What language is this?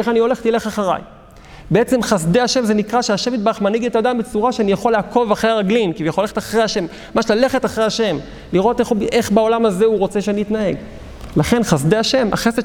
Hebrew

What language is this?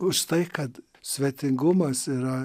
Lithuanian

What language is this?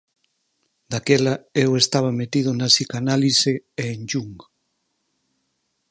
Galician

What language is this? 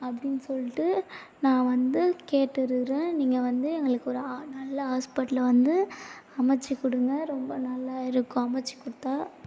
Tamil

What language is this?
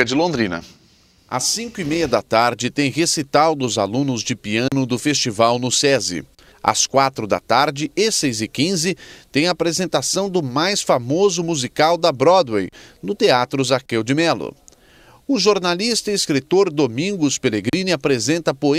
Portuguese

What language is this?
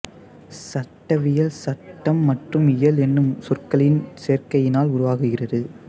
Tamil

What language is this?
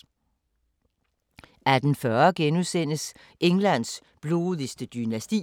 Danish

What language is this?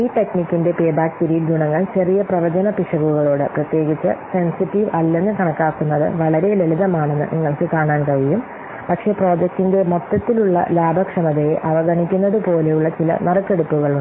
Malayalam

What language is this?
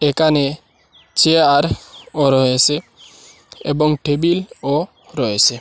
Bangla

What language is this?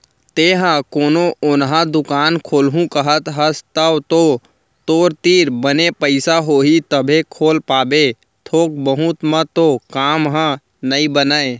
Chhattisgarhi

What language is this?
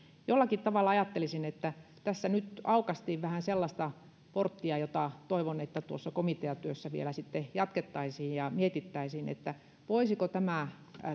Finnish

